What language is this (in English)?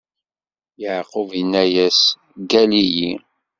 Kabyle